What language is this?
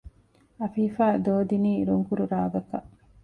Divehi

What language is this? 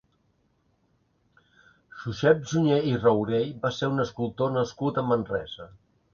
Catalan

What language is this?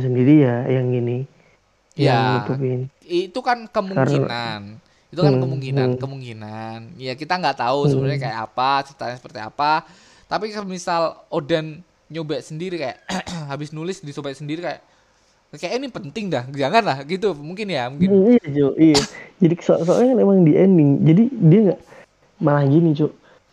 Indonesian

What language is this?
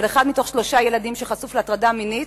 Hebrew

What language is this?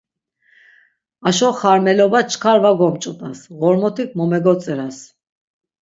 Laz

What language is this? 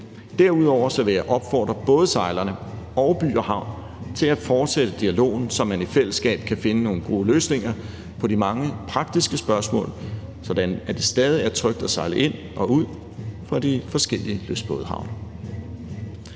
Danish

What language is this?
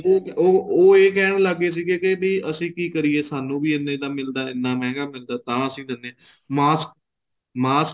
Punjabi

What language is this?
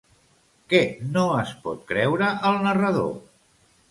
Catalan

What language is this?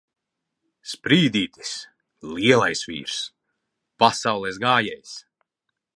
Latvian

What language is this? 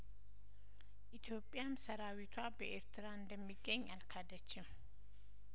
Amharic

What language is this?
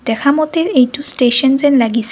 Assamese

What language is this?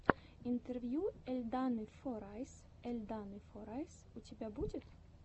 Russian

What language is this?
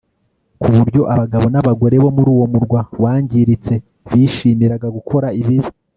Kinyarwanda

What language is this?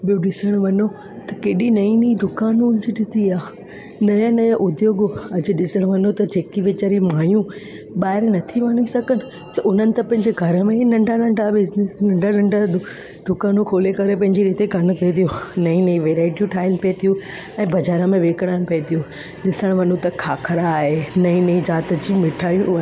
Sindhi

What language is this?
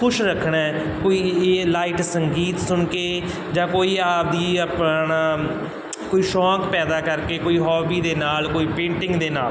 Punjabi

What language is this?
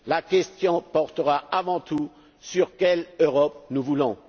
French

